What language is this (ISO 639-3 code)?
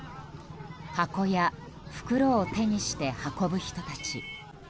jpn